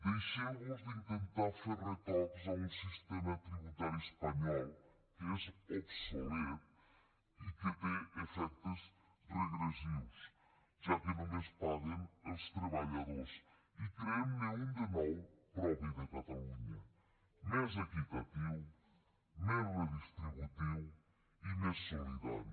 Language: Catalan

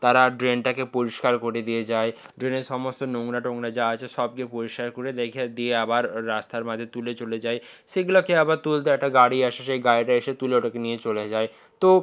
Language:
Bangla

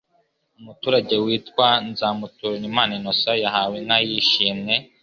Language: Kinyarwanda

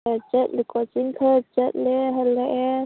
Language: Manipuri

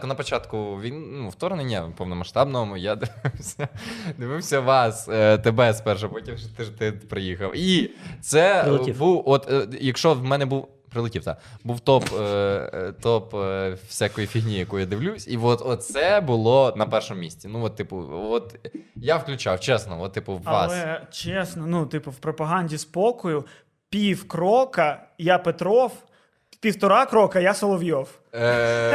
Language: Ukrainian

